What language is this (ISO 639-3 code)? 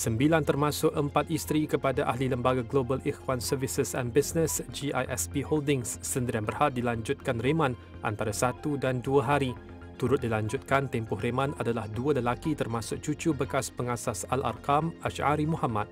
msa